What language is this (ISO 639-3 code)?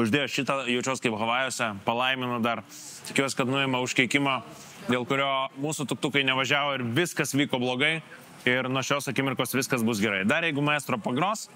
lit